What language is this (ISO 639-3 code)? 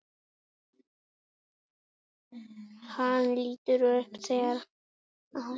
isl